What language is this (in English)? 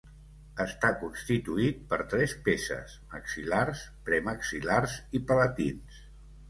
Catalan